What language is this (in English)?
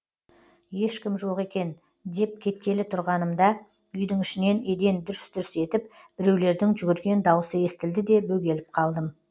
Kazakh